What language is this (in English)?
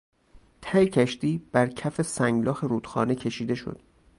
Persian